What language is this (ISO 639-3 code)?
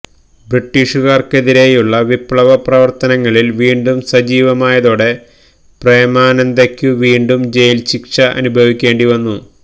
mal